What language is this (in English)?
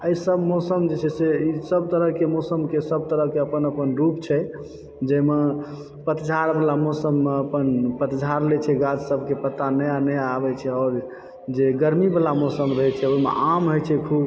Maithili